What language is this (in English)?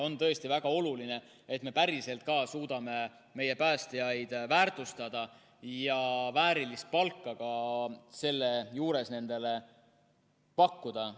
Estonian